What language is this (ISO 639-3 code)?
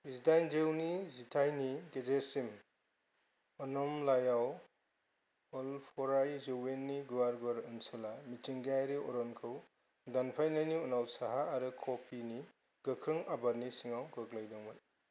brx